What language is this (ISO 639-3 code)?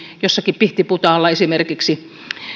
fin